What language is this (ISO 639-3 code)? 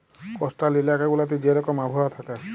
ben